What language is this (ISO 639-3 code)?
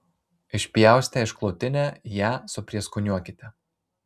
lit